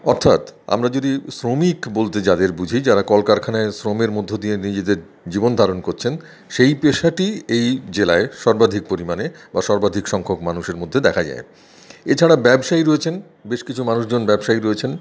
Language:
Bangla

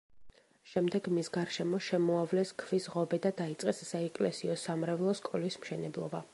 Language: Georgian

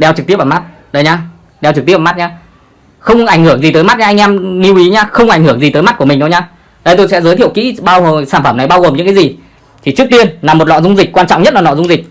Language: Vietnamese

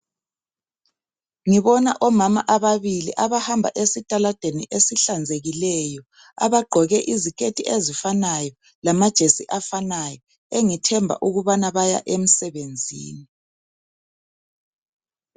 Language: North Ndebele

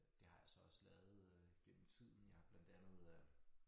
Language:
Danish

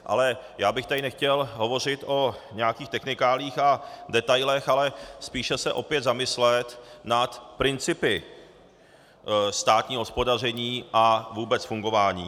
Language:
Czech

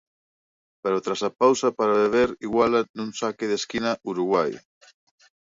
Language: Galician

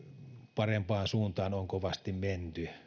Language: Finnish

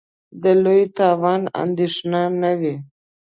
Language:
Pashto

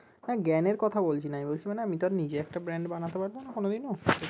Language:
Bangla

